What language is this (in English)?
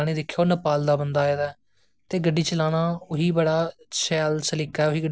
Dogri